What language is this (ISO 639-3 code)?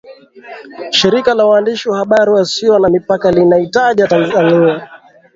swa